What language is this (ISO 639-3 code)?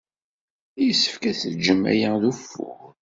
kab